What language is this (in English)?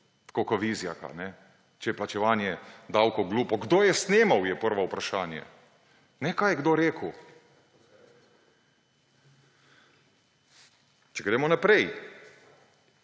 Slovenian